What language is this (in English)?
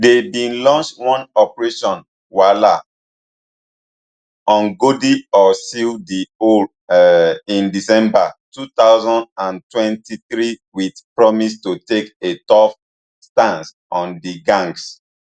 Nigerian Pidgin